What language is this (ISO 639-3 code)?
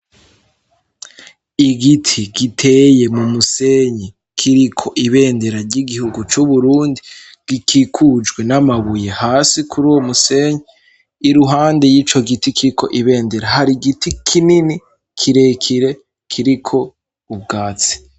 run